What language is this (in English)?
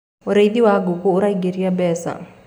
Kikuyu